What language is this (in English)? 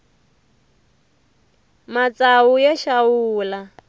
Tsonga